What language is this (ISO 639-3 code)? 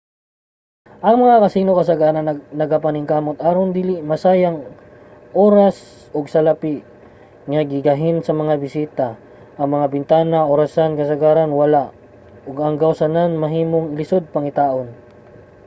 ceb